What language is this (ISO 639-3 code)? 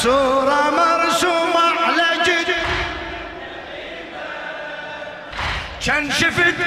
ara